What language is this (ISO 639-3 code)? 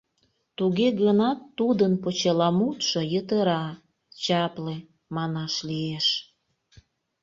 chm